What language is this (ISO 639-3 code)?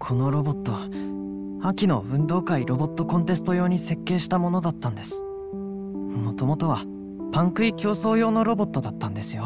jpn